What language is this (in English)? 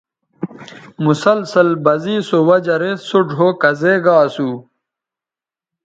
Bateri